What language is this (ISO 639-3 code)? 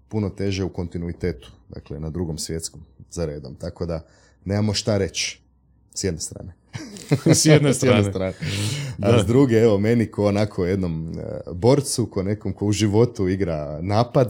hrv